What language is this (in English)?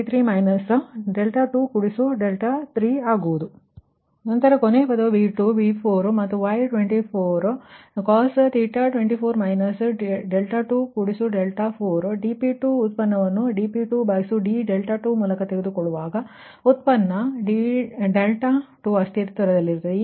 Kannada